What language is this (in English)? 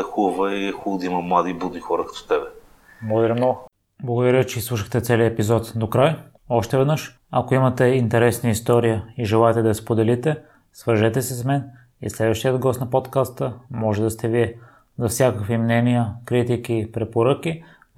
Bulgarian